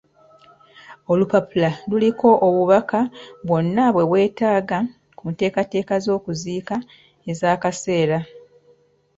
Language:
Ganda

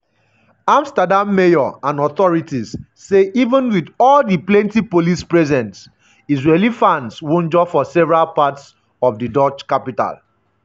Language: Nigerian Pidgin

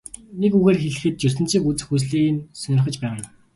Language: Mongolian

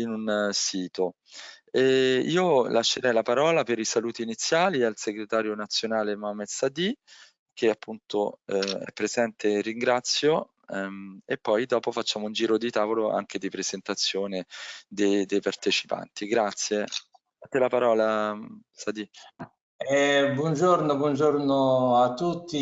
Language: Italian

